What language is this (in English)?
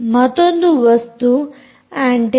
Kannada